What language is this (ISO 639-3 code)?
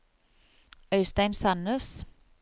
nor